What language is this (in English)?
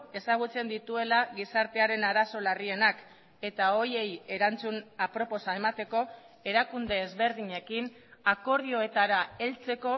Basque